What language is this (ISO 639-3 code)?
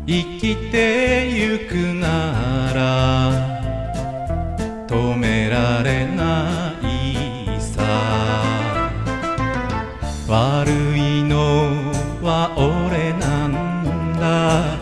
jpn